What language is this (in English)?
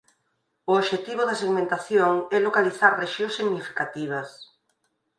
Galician